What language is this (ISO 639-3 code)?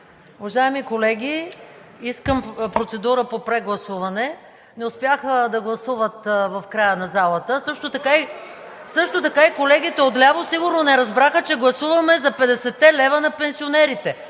bul